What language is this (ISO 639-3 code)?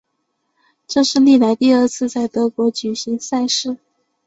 zho